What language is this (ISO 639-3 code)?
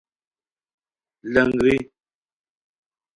khw